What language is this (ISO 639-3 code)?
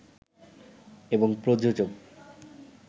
ben